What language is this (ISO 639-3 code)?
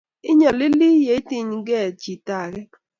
kln